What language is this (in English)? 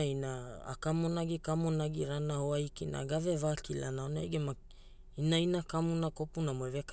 Hula